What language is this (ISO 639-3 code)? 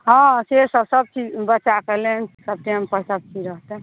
mai